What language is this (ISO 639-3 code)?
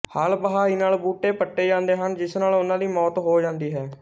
pan